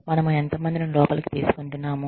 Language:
Telugu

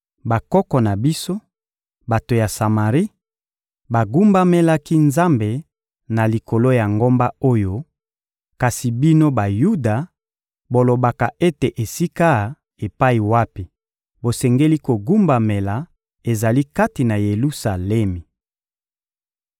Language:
Lingala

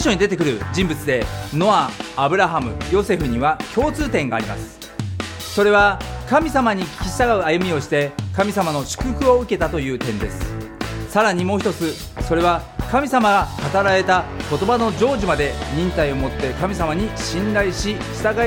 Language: Japanese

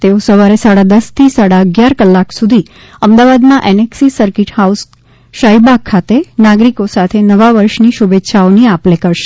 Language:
Gujarati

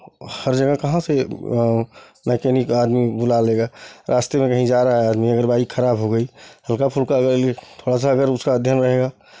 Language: Hindi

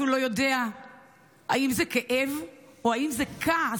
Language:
Hebrew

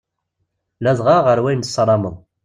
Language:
Kabyle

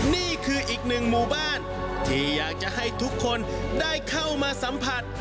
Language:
Thai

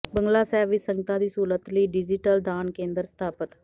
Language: Punjabi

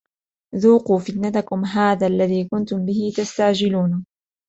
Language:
Arabic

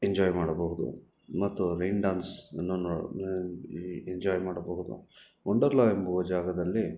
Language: Kannada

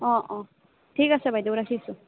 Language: Assamese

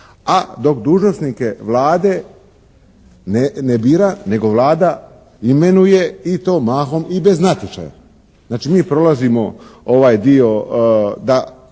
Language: Croatian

